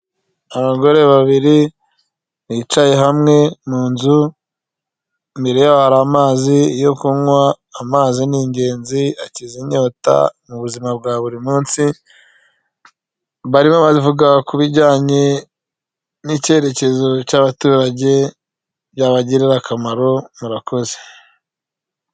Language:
Kinyarwanda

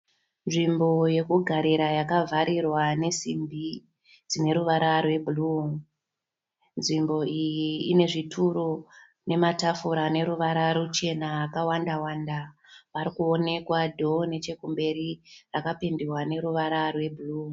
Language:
Shona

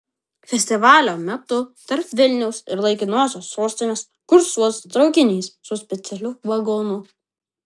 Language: Lithuanian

